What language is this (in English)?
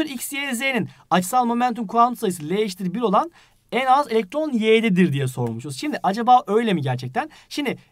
Turkish